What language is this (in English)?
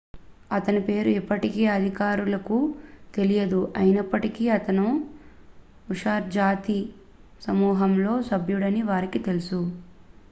Telugu